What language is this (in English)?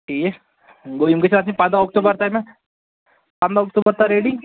Kashmiri